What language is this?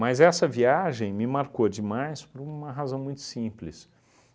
Portuguese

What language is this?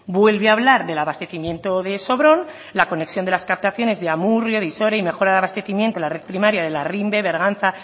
Spanish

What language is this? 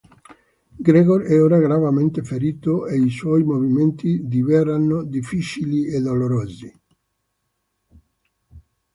Italian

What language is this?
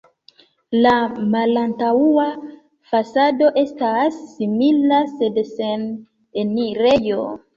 Esperanto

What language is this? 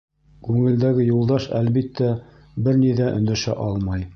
Bashkir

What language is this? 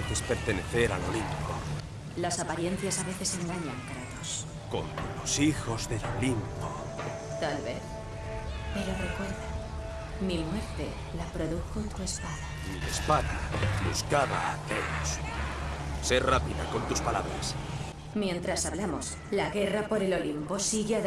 Spanish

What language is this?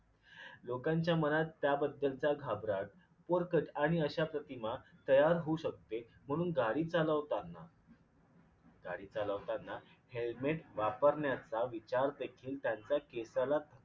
Marathi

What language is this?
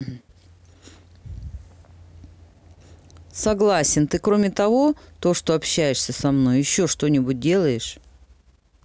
Russian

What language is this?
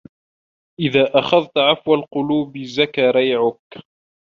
Arabic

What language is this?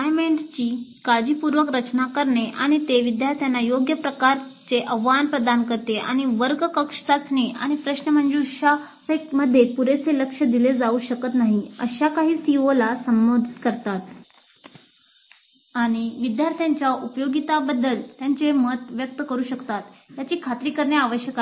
Marathi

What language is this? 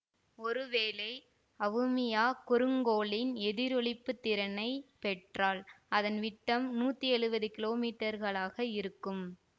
Tamil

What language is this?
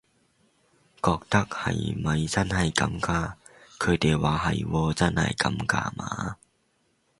Cantonese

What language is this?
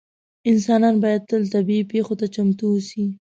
Pashto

